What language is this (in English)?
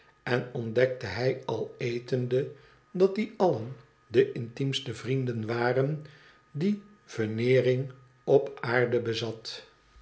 Dutch